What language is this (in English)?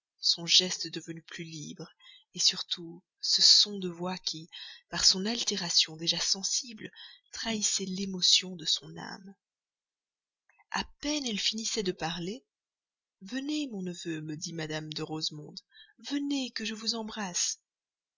French